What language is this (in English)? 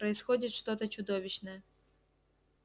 Russian